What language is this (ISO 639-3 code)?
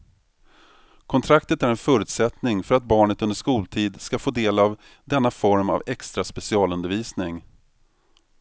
swe